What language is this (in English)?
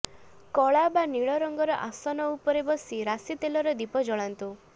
Odia